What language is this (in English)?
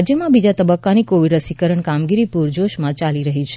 Gujarati